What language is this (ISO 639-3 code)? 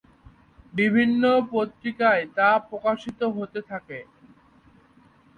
ben